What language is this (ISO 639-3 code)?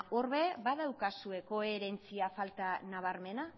eus